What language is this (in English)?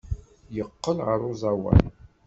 Kabyle